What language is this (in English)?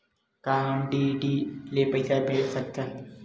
Chhattisgarhi